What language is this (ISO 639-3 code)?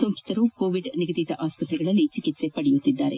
kan